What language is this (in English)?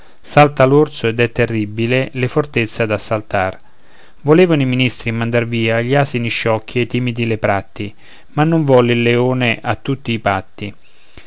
Italian